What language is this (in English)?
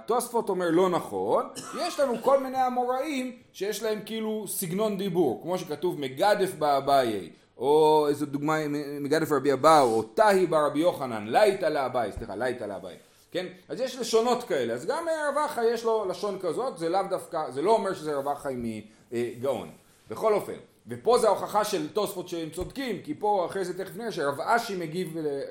Hebrew